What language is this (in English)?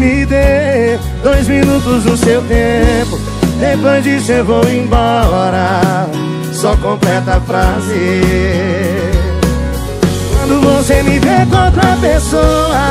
Portuguese